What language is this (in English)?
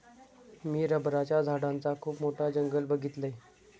Marathi